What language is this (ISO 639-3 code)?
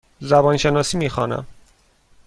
fas